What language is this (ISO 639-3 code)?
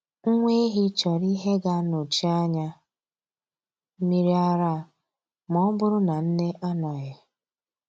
ibo